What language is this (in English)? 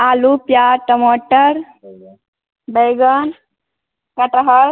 Maithili